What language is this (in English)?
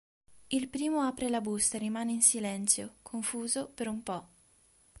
Italian